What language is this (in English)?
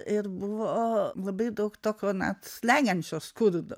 Lithuanian